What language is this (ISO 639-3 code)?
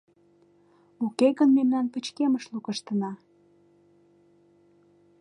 chm